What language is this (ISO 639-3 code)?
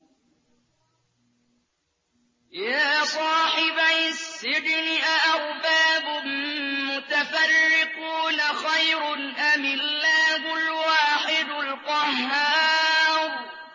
ara